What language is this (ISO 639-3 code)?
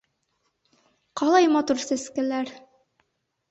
bak